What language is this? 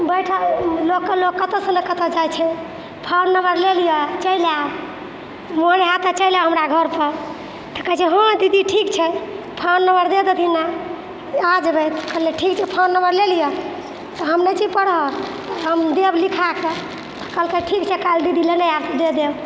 Maithili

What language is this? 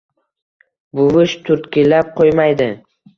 Uzbek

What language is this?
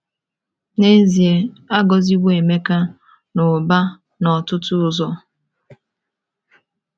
Igbo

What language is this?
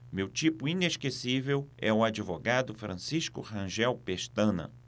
Portuguese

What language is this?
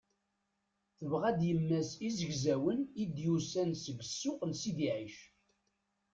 Kabyle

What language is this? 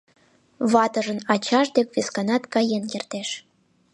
Mari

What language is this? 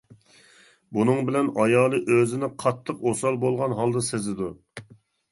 Uyghur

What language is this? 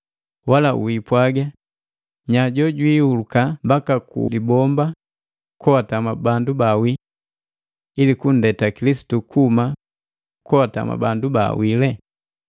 Matengo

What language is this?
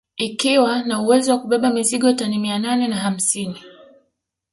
Swahili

